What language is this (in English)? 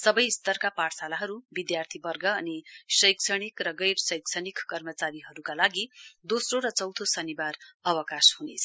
Nepali